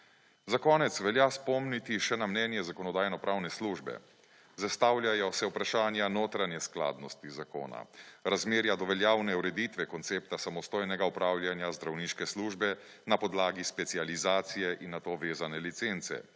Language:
Slovenian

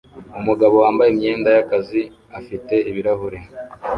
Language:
Kinyarwanda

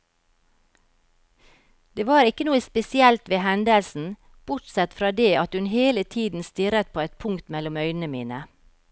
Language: Norwegian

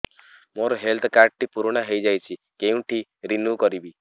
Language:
Odia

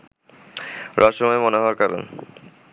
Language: Bangla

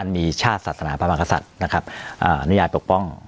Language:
Thai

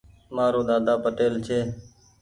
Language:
Goaria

